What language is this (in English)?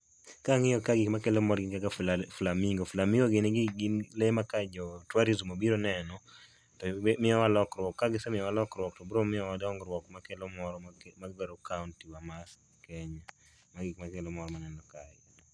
Luo (Kenya and Tanzania)